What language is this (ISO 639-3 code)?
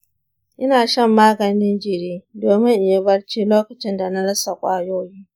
hau